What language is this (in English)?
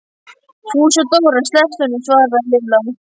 Icelandic